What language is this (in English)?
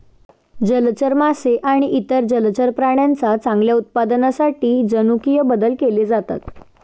Marathi